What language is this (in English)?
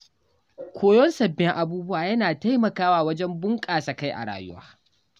Hausa